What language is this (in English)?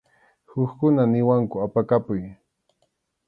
Arequipa-La Unión Quechua